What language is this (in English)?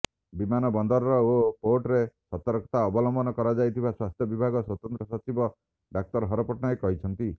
Odia